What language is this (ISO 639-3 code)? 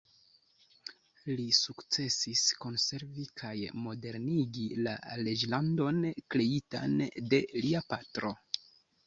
epo